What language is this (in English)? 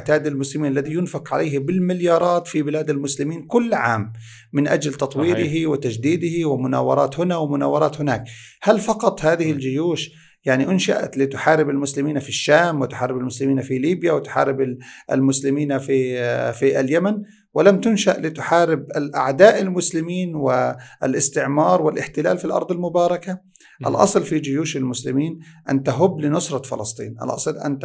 Arabic